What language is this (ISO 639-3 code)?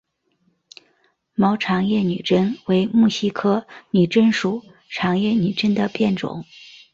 zho